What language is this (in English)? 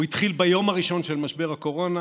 Hebrew